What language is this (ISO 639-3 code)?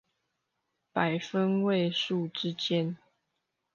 zho